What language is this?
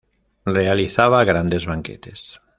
Spanish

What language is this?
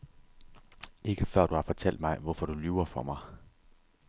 Danish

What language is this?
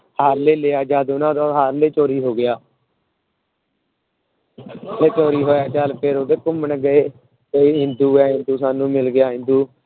Punjabi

